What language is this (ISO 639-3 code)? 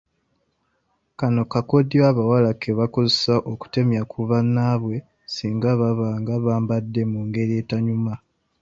lug